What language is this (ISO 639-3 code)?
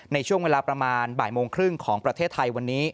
tha